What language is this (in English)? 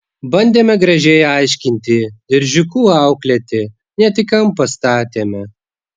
Lithuanian